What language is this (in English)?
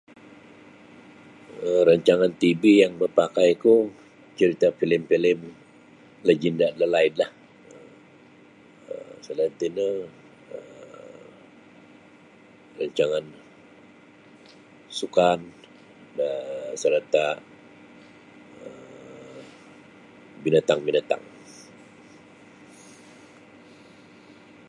Sabah Bisaya